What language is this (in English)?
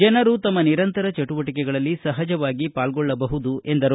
Kannada